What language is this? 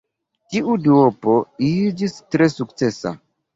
Esperanto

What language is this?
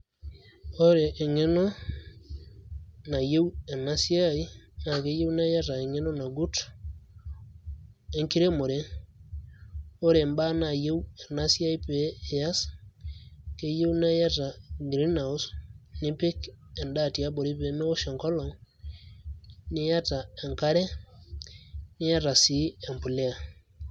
Masai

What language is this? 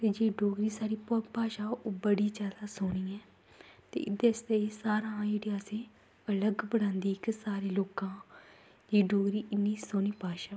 Dogri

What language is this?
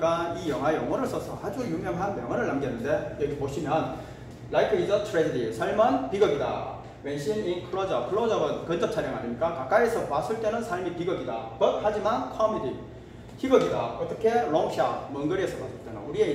Korean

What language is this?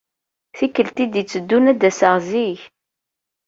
Kabyle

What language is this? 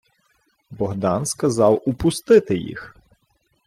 Ukrainian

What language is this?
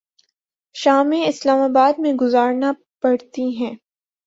Urdu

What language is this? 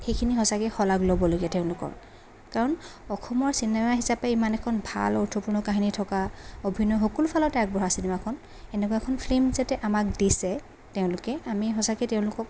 Assamese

